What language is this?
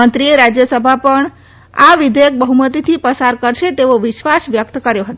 Gujarati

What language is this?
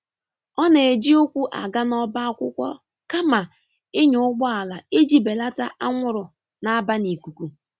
Igbo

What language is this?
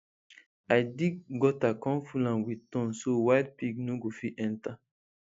Nigerian Pidgin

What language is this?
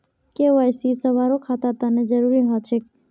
Magahi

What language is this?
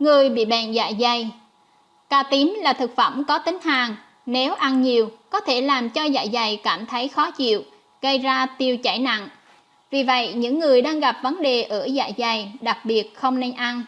Vietnamese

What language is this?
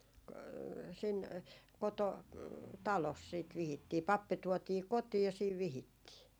Finnish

